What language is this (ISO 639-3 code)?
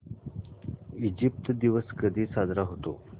mar